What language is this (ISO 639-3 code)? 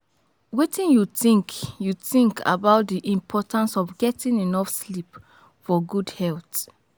pcm